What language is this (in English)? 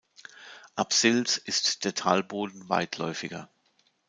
German